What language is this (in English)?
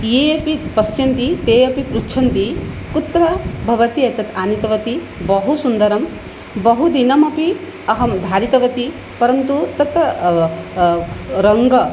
Sanskrit